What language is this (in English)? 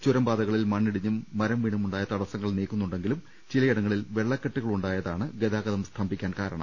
Malayalam